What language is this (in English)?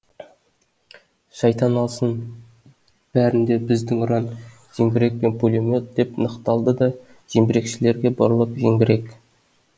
Kazakh